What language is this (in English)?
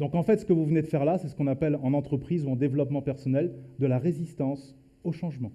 French